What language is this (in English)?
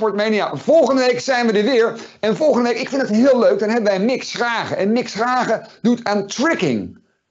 Dutch